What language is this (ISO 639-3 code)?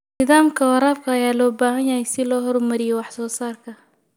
som